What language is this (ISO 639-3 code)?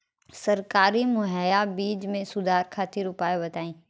bho